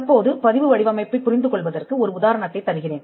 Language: Tamil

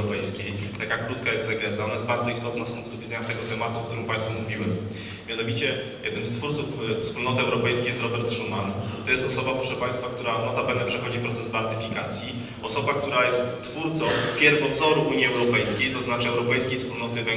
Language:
Polish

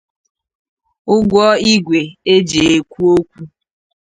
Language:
Igbo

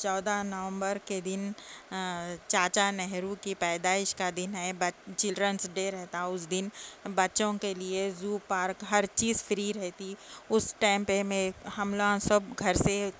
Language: Urdu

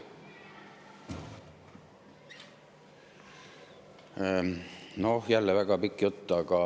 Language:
Estonian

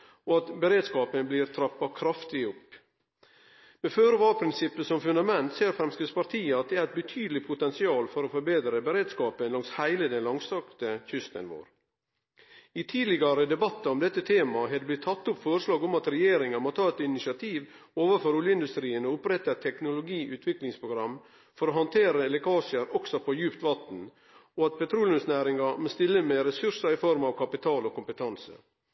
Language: Norwegian Nynorsk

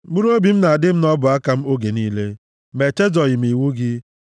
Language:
Igbo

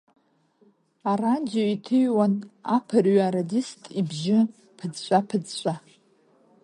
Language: Abkhazian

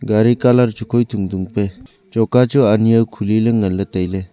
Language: Wancho Naga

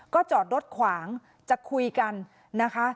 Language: Thai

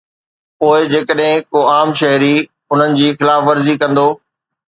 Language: Sindhi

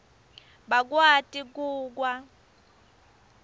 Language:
Swati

